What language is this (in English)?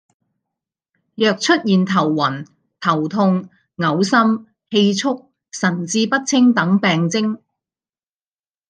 Cantonese